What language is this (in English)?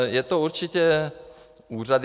Czech